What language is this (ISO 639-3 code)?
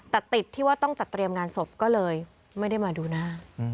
tha